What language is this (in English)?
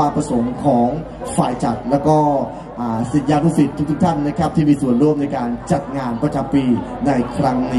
Thai